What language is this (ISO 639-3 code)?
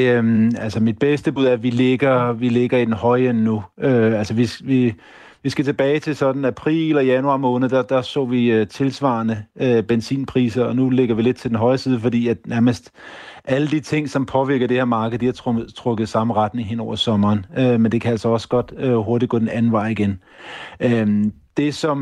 dan